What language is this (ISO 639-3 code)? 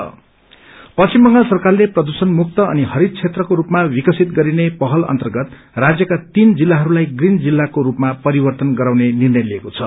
nep